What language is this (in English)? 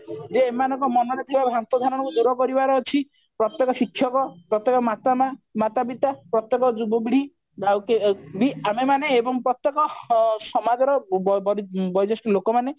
Odia